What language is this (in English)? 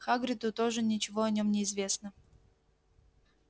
Russian